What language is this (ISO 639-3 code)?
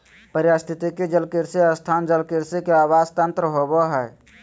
mag